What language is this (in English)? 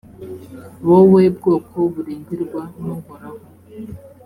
Kinyarwanda